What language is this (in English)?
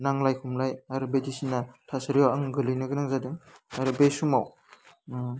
Bodo